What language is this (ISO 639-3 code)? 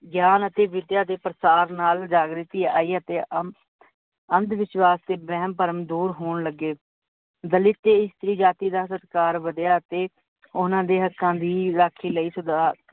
pan